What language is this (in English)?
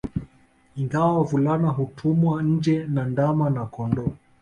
Swahili